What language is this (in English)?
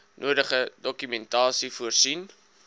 Afrikaans